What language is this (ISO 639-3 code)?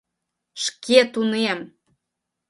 chm